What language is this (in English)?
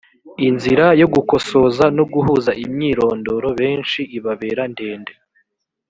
Kinyarwanda